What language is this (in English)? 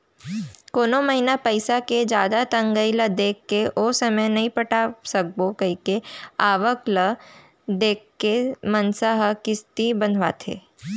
Chhattisgarhi